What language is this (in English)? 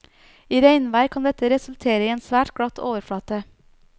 Norwegian